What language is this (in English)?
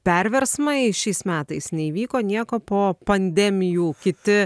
Lithuanian